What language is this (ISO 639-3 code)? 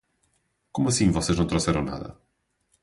por